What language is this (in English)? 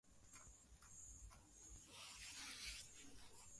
Swahili